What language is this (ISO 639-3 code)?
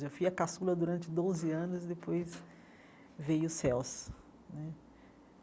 por